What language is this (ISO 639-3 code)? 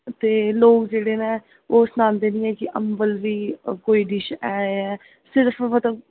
doi